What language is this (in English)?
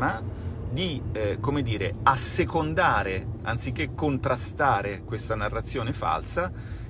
Italian